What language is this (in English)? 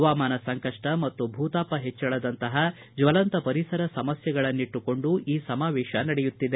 Kannada